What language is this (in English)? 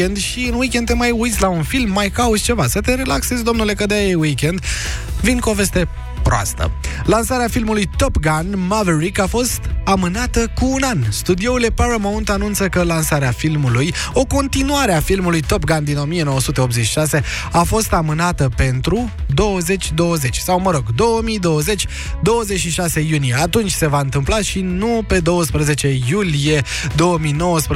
Romanian